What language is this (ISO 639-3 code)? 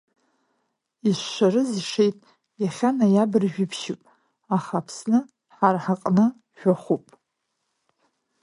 abk